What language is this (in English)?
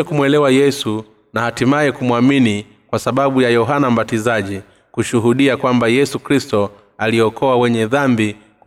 Swahili